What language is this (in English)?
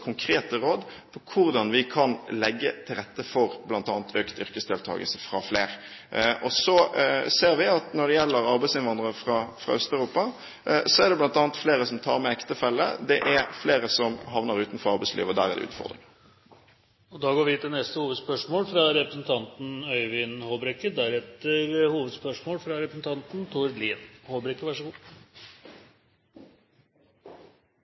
Norwegian